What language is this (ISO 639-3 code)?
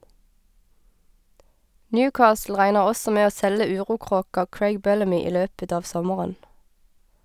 nor